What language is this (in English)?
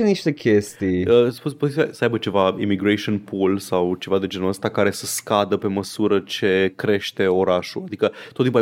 Romanian